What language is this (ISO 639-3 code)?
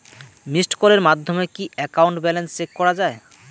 ben